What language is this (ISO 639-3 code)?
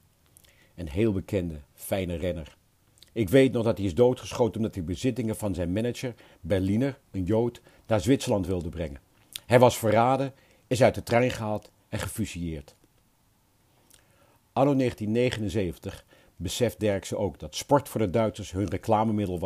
nld